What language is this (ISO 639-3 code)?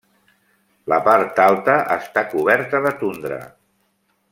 cat